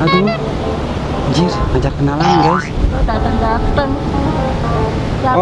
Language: Indonesian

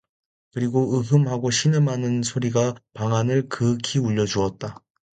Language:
Korean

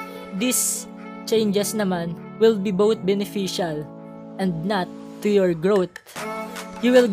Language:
Filipino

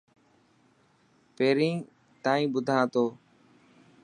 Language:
Dhatki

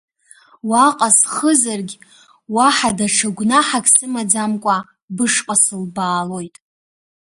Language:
Abkhazian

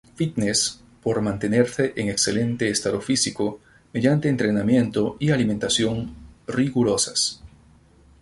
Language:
Spanish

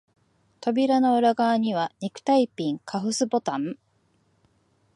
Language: Japanese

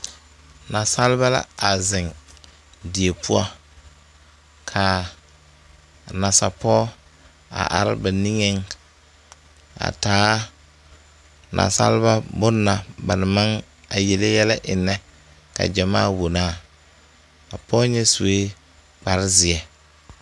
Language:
Southern Dagaare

